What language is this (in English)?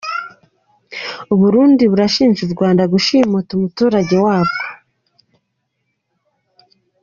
Kinyarwanda